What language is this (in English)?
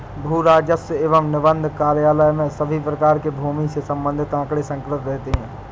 Hindi